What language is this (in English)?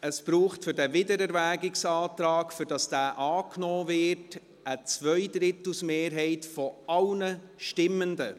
Swiss German